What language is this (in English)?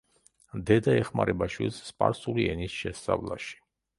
Georgian